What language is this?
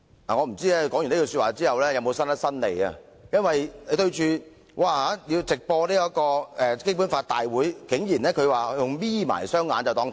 Cantonese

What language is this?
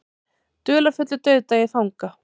Icelandic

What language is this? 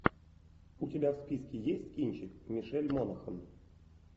Russian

